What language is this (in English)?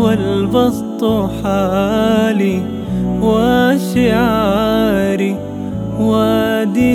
Arabic